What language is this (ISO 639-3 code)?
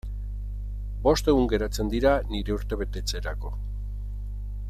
eus